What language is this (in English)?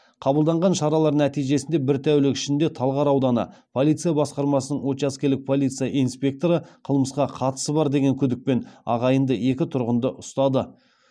Kazakh